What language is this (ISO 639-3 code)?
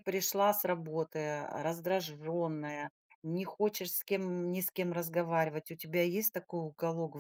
rus